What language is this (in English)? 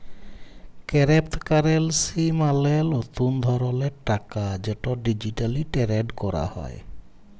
Bangla